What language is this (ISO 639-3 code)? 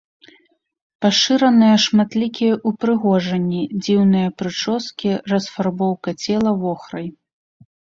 bel